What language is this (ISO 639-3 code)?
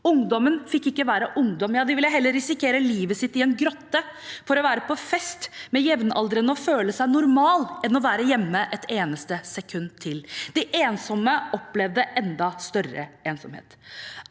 nor